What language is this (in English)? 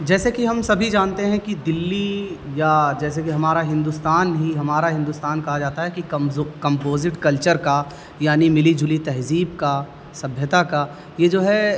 Urdu